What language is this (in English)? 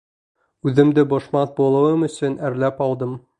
Bashkir